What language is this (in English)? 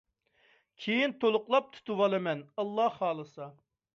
Uyghur